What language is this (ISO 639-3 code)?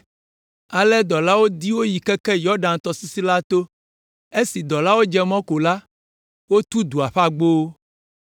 ewe